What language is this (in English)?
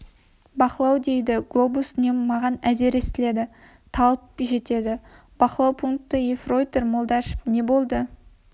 Kazakh